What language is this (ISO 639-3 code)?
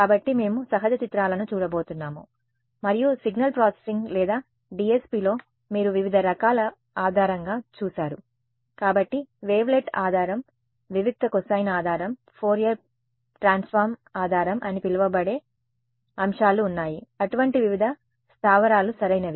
tel